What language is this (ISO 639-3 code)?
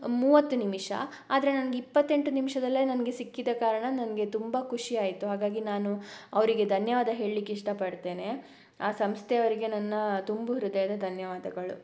kan